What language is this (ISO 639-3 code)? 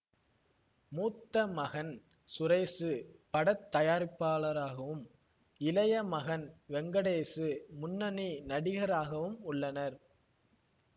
tam